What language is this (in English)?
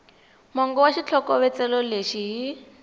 Tsonga